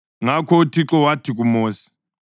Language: North Ndebele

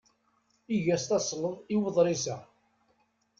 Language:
Kabyle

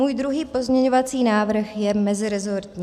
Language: Czech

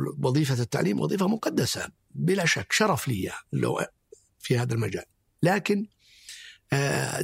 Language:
Arabic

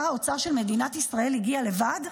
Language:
Hebrew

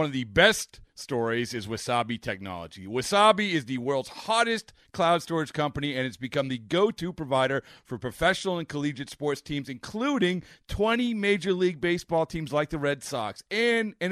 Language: English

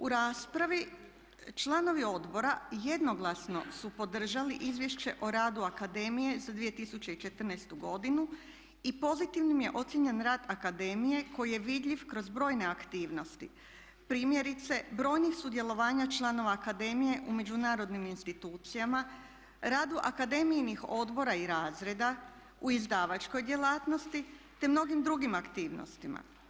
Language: Croatian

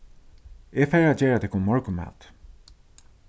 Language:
Faroese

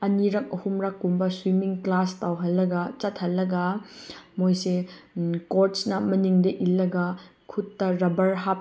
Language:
Manipuri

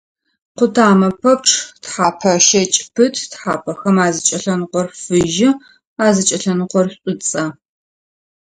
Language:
Adyghe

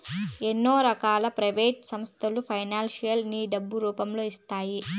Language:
Telugu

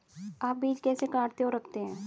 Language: Hindi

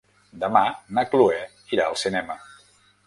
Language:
Catalan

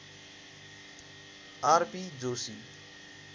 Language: Nepali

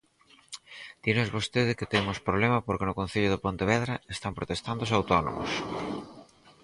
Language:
Galician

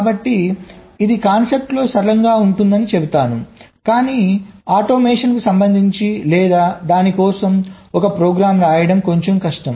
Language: Telugu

